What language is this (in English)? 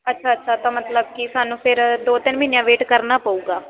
Punjabi